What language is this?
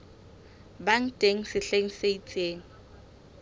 Southern Sotho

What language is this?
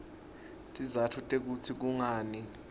Swati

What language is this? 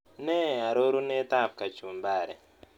Kalenjin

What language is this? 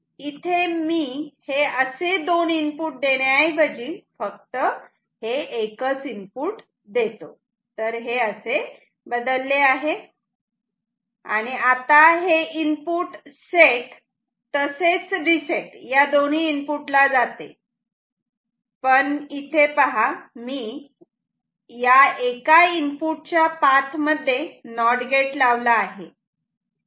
Marathi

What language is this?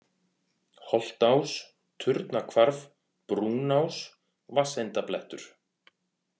Icelandic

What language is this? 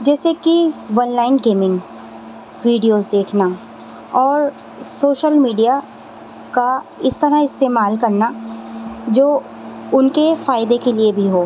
Urdu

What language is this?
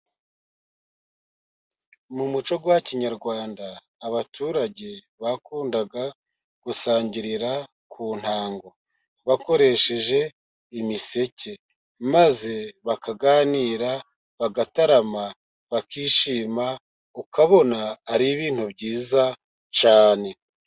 Kinyarwanda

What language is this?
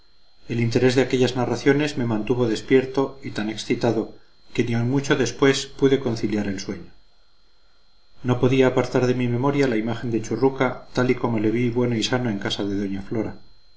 Spanish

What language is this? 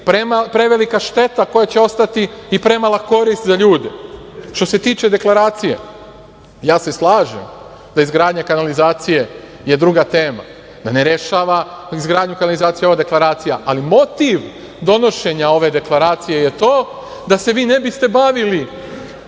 Serbian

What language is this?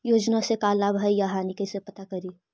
Magahi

